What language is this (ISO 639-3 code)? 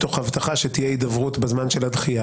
heb